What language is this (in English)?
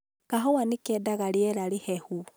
Kikuyu